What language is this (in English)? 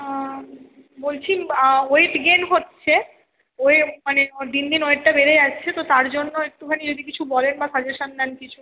Bangla